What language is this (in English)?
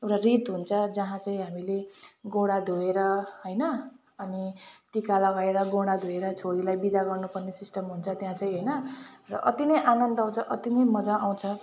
Nepali